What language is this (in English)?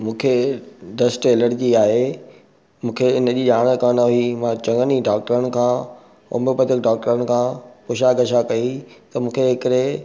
Sindhi